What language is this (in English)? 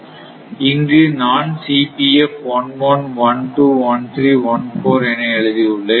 Tamil